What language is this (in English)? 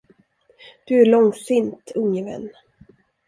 Swedish